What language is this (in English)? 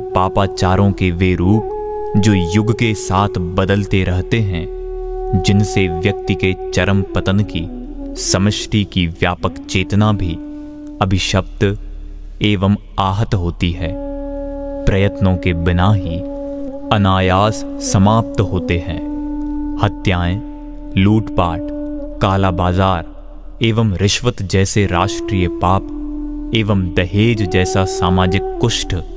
Hindi